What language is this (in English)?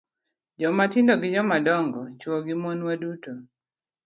Luo (Kenya and Tanzania)